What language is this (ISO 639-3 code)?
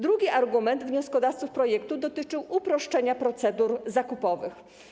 pol